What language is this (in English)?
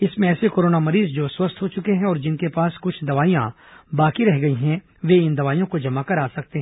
Hindi